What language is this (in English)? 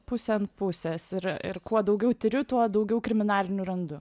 Lithuanian